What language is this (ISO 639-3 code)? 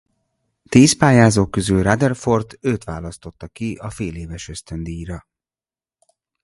hun